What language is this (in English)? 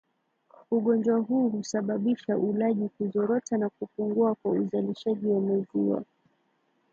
Swahili